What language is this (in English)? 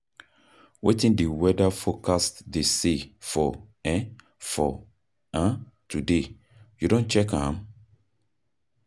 Nigerian Pidgin